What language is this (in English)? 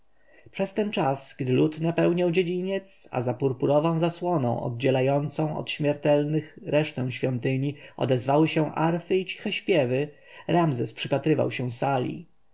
Polish